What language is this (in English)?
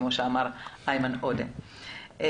Hebrew